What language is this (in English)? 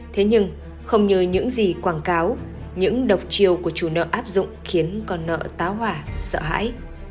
Vietnamese